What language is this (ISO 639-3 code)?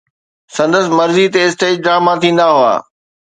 snd